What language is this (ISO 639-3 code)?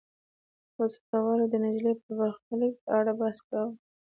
pus